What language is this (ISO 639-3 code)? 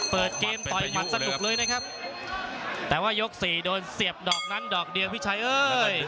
tha